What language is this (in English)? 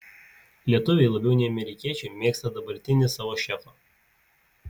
Lithuanian